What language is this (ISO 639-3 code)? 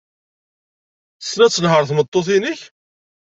kab